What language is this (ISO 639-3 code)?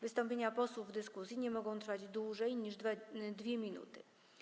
pol